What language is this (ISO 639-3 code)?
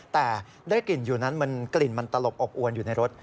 tha